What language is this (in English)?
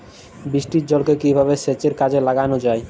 Bangla